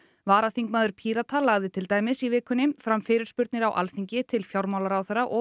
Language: Icelandic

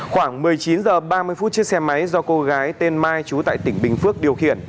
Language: Vietnamese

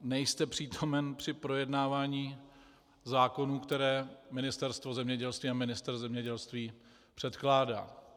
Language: Czech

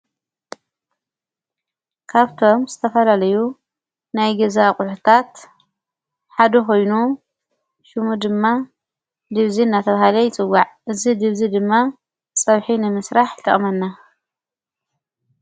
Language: Tigrinya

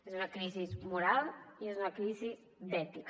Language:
Catalan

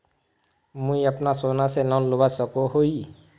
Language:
Magahi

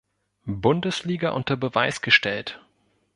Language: German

